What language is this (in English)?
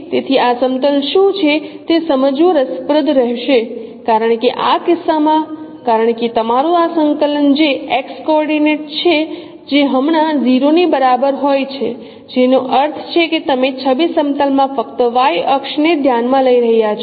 Gujarati